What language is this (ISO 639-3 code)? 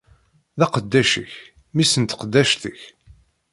kab